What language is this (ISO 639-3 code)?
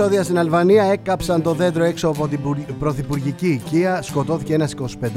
ell